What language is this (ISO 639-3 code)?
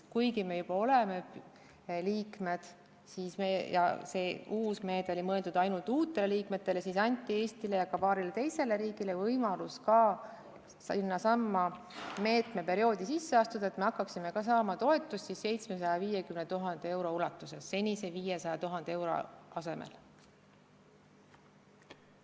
est